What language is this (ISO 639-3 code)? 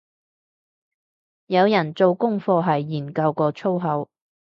yue